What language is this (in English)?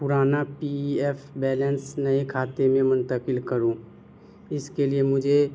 Urdu